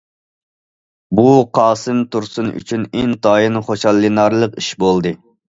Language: Uyghur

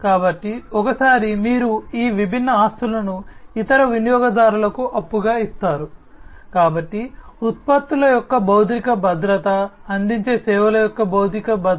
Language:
Telugu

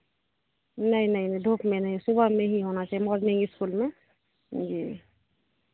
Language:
Hindi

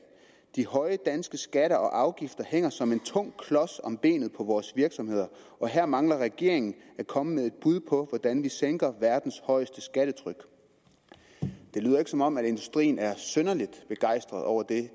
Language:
Danish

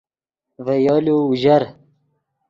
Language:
Yidgha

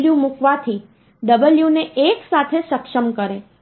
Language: Gujarati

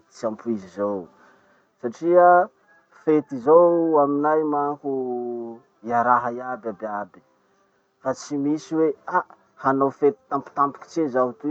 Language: Masikoro Malagasy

